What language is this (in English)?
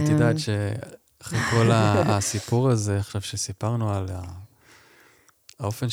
Hebrew